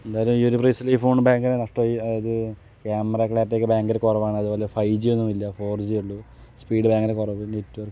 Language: Malayalam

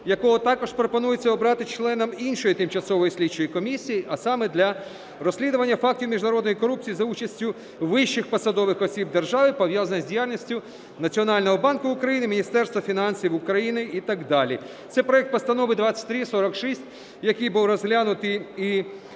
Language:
Ukrainian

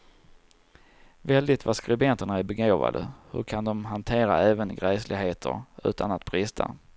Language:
Swedish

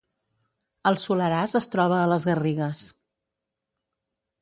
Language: Catalan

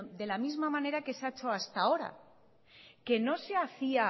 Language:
Spanish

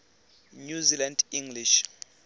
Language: Tswana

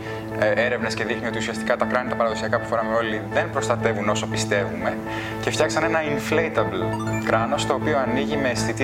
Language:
Greek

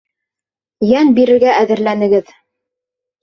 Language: Bashkir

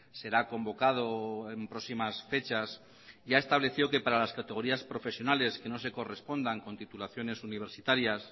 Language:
Spanish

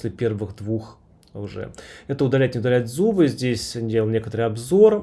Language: Russian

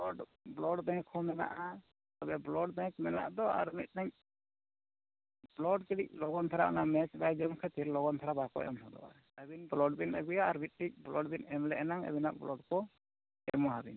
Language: Santali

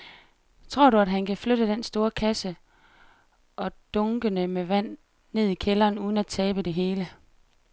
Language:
Danish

